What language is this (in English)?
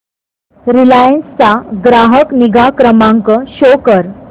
Marathi